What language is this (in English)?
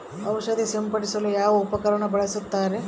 Kannada